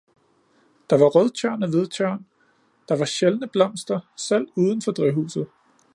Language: Danish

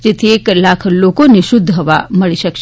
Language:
Gujarati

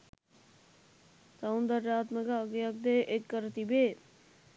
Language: Sinhala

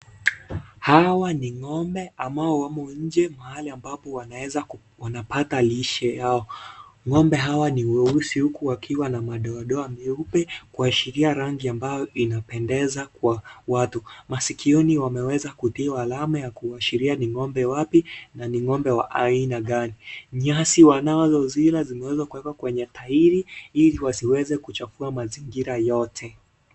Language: Swahili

